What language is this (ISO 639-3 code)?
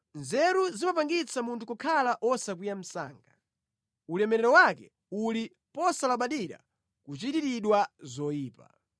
nya